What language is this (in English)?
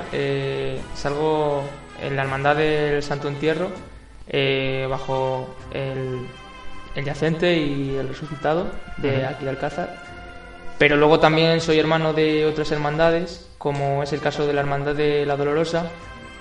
Spanish